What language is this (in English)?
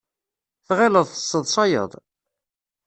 Kabyle